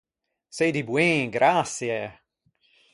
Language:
Ligurian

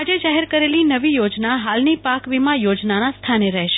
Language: Gujarati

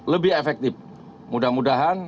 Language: Indonesian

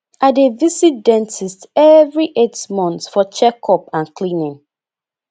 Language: Nigerian Pidgin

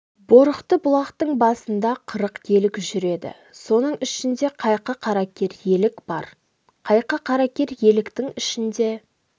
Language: Kazakh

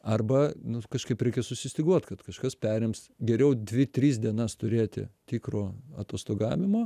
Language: Lithuanian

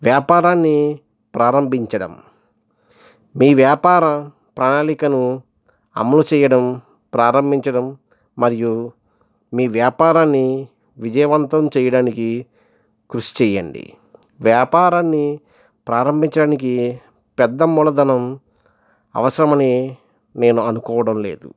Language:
Telugu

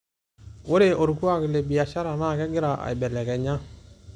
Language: Masai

